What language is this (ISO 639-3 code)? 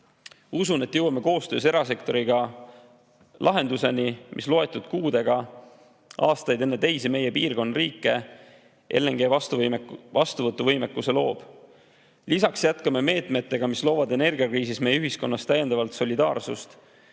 est